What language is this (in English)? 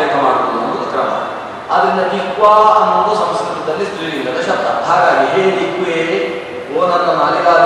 Kannada